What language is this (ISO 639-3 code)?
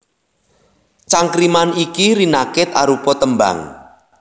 jav